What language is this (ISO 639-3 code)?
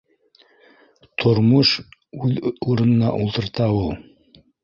bak